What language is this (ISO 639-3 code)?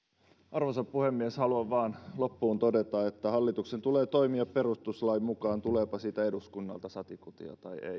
fin